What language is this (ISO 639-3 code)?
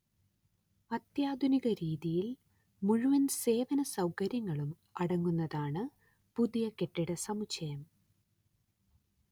mal